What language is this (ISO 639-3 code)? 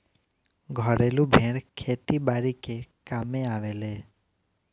bho